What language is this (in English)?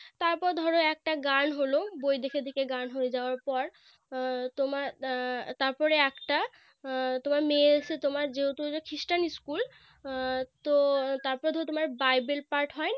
Bangla